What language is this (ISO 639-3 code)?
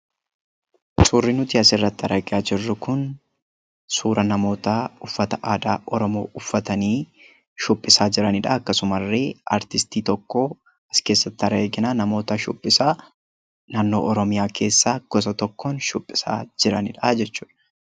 orm